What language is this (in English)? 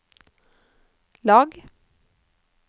Norwegian